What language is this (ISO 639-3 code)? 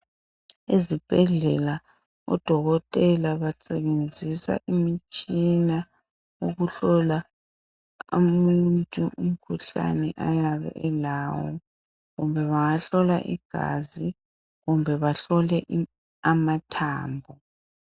nde